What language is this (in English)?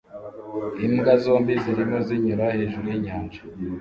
Kinyarwanda